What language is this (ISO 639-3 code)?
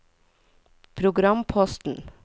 nor